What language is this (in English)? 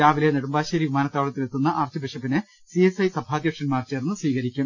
Malayalam